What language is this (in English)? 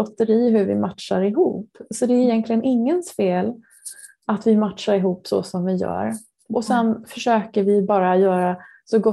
Swedish